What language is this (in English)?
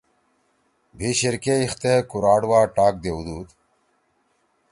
Torwali